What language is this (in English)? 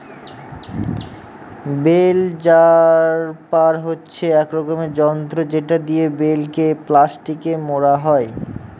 Bangla